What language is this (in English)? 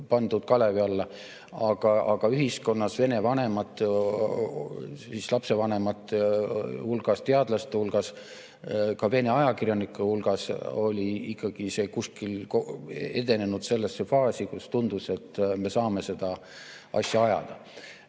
Estonian